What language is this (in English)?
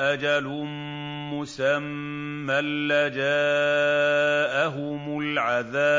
Arabic